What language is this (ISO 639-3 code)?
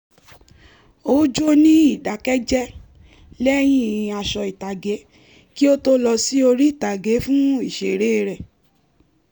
yor